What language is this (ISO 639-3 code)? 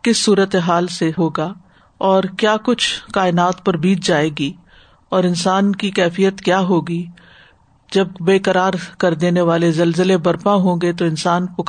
urd